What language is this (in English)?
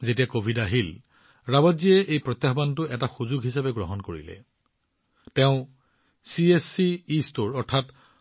Assamese